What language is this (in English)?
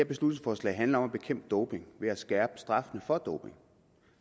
Danish